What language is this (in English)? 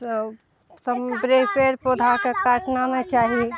Maithili